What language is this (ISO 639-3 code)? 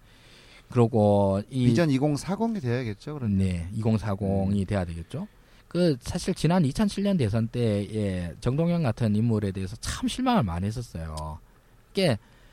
kor